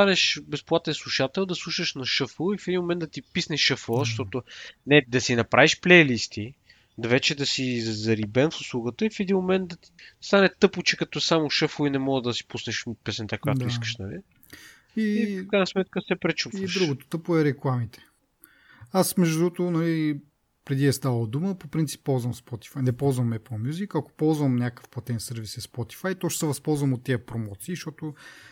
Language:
Bulgarian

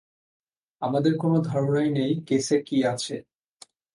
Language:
Bangla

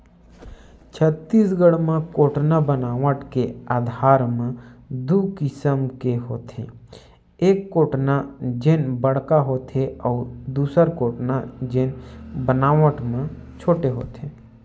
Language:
Chhattisgarhi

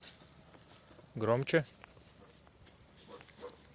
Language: Russian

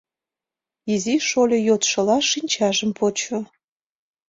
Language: Mari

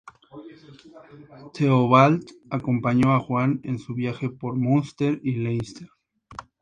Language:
Spanish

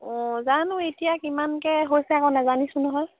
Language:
Assamese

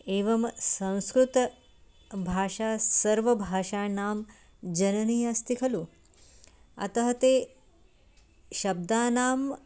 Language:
Sanskrit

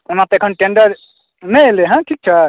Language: Maithili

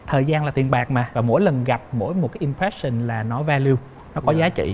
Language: Vietnamese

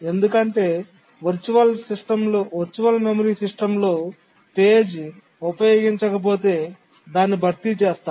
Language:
Telugu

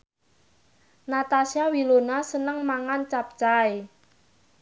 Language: Javanese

